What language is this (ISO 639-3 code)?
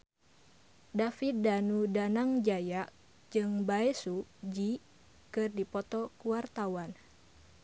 sun